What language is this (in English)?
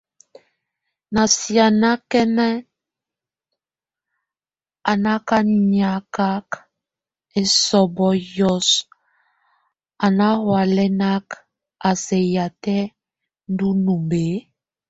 Tunen